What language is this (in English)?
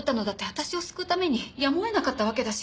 Japanese